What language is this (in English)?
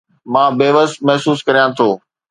Sindhi